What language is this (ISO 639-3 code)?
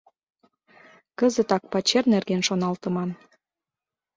chm